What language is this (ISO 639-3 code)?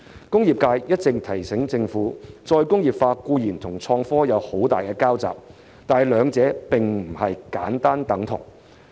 yue